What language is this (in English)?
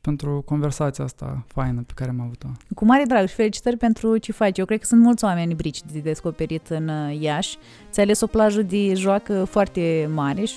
Romanian